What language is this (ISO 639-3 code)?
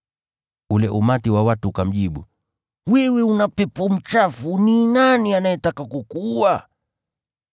swa